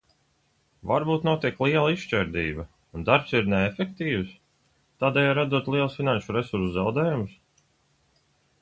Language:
Latvian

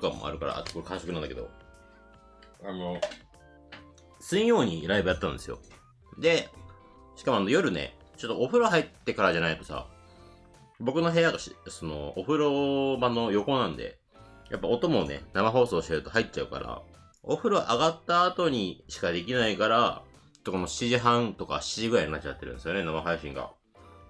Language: Japanese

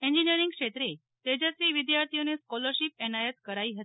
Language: Gujarati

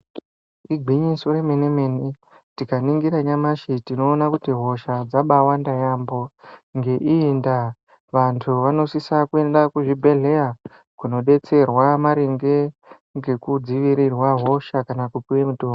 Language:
Ndau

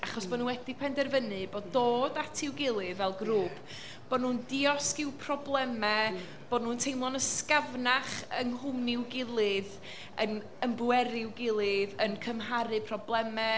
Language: Welsh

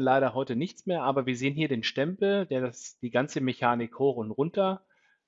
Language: German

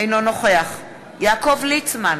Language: Hebrew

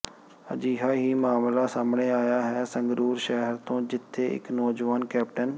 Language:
Punjabi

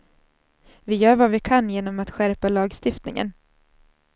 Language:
Swedish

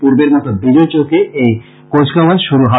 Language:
Bangla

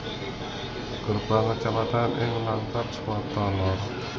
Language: Javanese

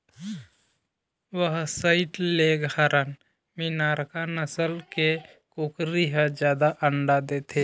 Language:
Chhattisgarhi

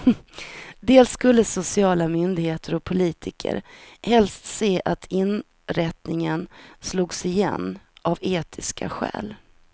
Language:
Swedish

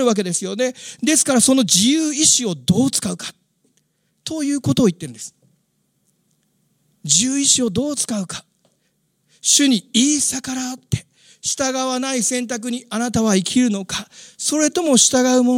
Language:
Japanese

